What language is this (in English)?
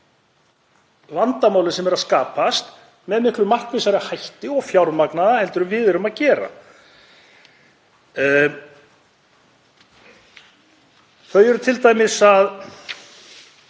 Icelandic